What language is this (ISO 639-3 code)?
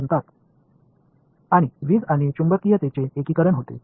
tam